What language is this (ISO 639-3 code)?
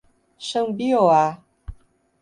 por